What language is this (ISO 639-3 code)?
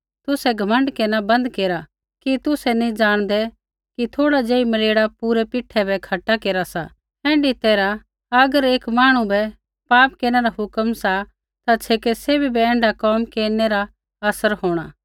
kfx